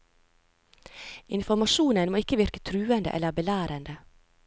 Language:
Norwegian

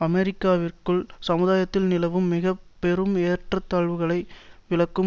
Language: Tamil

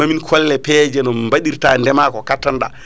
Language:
Fula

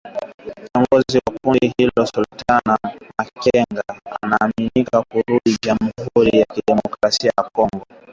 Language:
Swahili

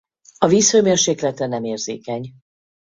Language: Hungarian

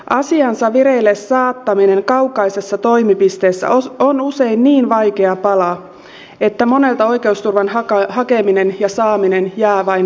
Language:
Finnish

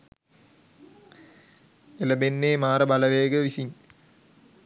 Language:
Sinhala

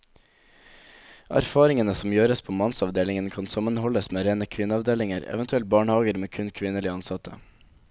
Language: Norwegian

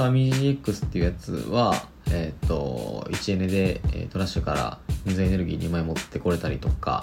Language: Japanese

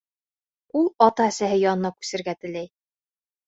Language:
Bashkir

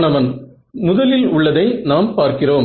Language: Tamil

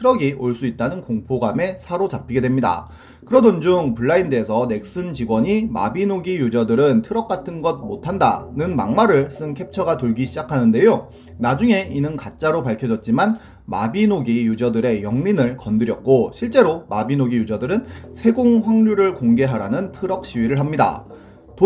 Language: Korean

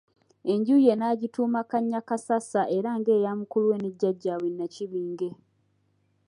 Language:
Ganda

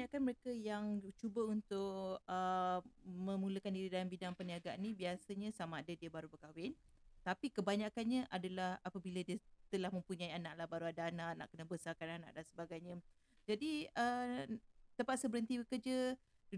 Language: Malay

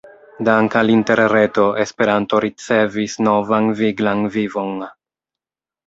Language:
Esperanto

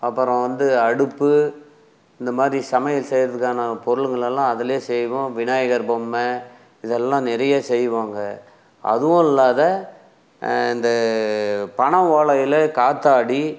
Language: Tamil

